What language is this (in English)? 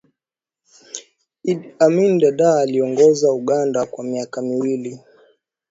Swahili